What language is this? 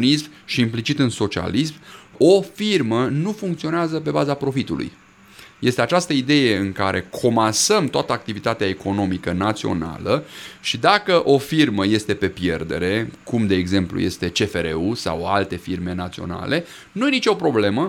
Romanian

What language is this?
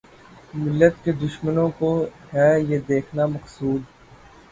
Urdu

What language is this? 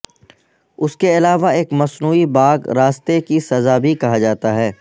Urdu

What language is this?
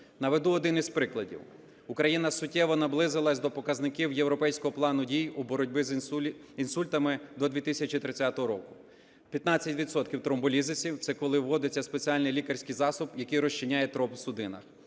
Ukrainian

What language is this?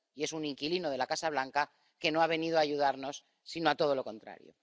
Spanish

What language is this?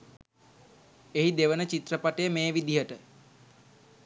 Sinhala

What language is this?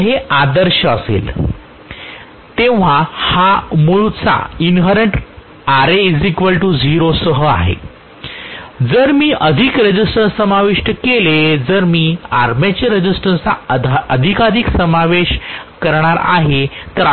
Marathi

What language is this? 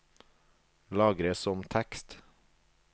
Norwegian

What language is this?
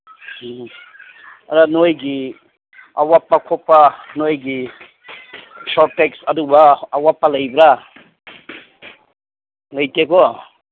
Manipuri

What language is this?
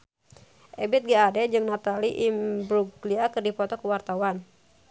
Sundanese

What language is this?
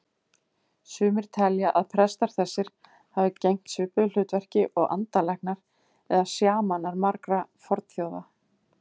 Icelandic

